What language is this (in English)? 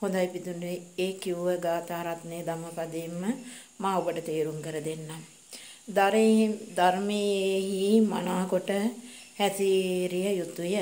Romanian